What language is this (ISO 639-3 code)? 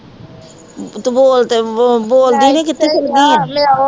pan